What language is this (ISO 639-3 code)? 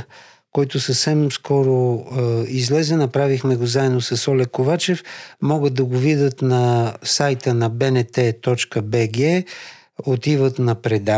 bul